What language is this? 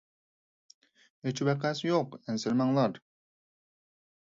Uyghur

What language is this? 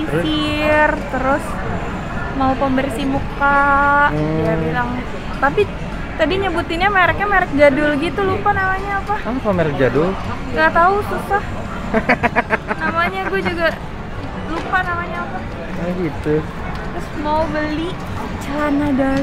Indonesian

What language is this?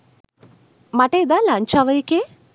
Sinhala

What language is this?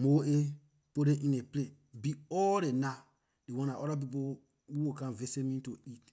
Liberian English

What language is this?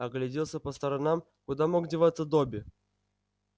Russian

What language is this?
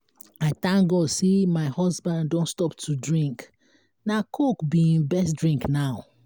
Nigerian Pidgin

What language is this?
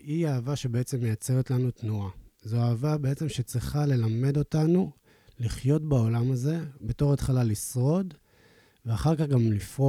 Hebrew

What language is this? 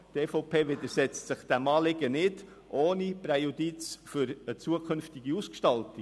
Swiss German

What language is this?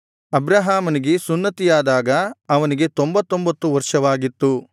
Kannada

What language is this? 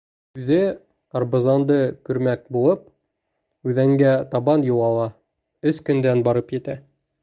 Bashkir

